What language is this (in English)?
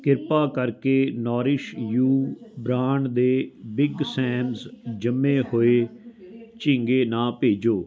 Punjabi